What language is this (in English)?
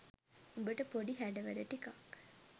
Sinhala